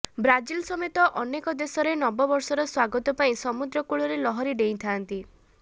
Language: Odia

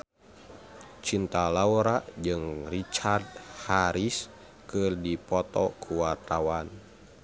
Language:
Sundanese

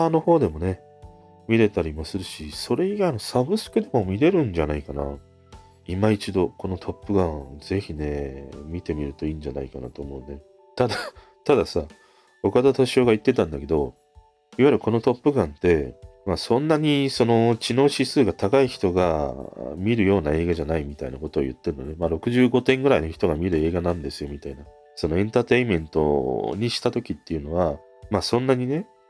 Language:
Japanese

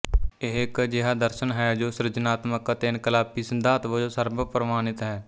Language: Punjabi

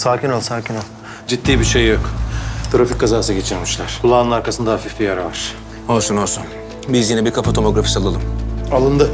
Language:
Turkish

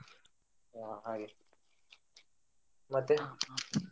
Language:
Kannada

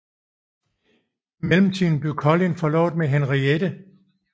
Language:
Danish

